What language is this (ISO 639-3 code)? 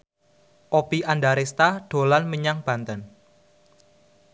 jav